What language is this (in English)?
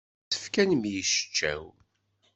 Kabyle